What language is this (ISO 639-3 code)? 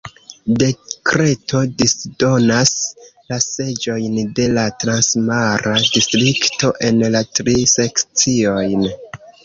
epo